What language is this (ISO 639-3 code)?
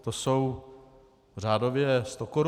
ces